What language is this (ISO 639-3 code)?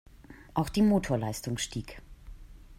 deu